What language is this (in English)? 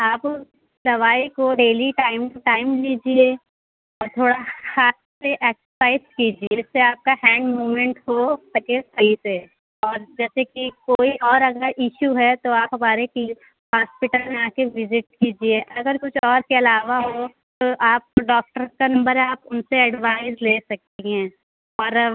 Urdu